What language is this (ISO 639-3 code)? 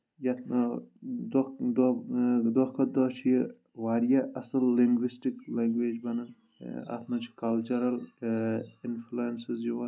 kas